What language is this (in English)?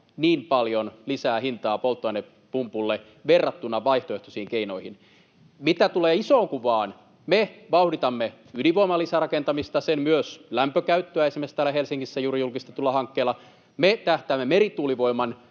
Finnish